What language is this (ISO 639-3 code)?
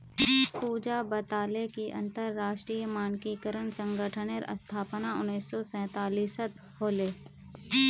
mag